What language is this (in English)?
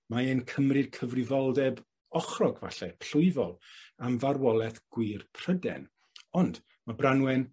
Welsh